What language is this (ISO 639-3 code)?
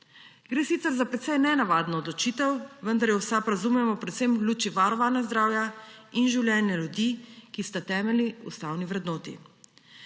slv